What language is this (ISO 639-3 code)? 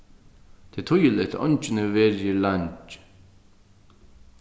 fao